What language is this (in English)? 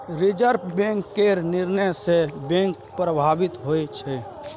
Maithili